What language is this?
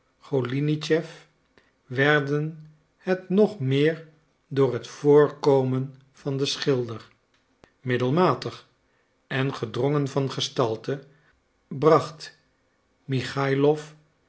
Dutch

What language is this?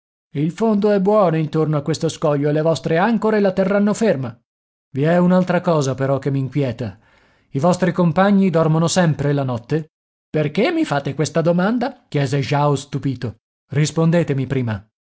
Italian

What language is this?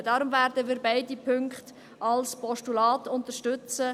Swiss German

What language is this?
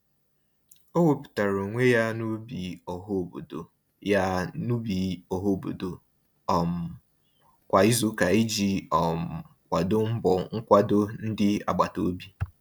Igbo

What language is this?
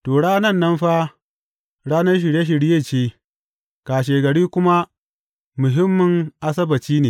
Hausa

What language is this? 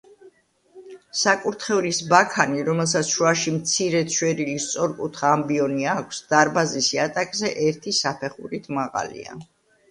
Georgian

